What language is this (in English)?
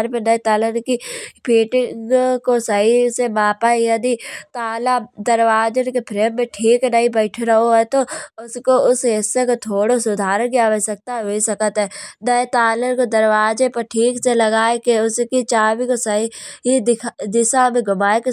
Kanauji